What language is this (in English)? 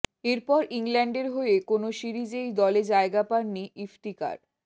Bangla